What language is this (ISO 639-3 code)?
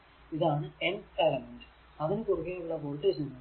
mal